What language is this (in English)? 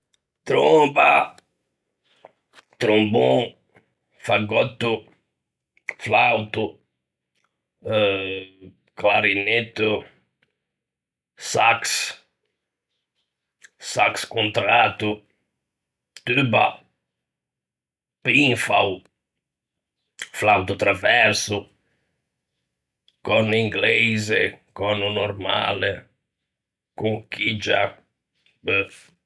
Ligurian